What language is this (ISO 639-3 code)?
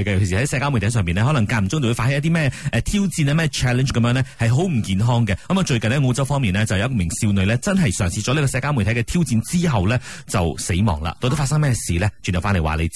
zho